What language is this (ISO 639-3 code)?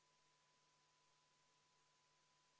est